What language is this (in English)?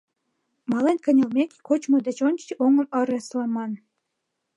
Mari